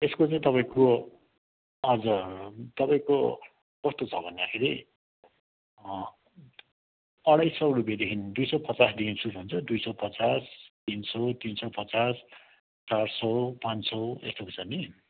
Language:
Nepali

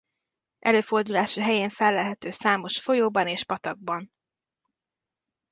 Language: Hungarian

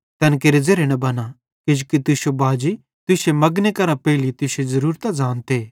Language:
Bhadrawahi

